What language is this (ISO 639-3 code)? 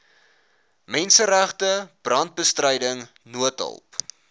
afr